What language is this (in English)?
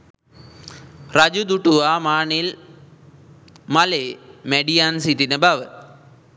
Sinhala